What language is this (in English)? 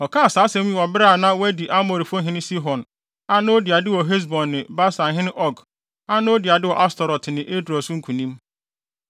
Akan